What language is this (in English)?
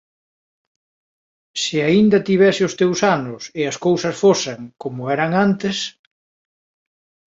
Galician